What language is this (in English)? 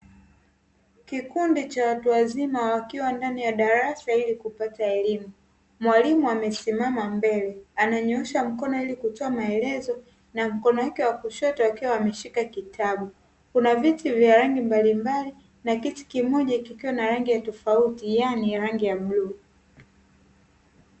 Swahili